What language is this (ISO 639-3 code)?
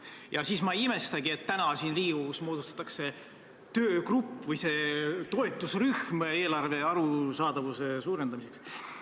est